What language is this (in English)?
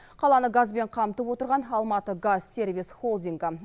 Kazakh